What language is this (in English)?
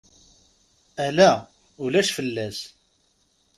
Kabyle